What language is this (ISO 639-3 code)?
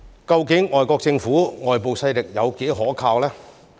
yue